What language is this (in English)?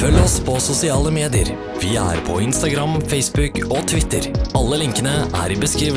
Norwegian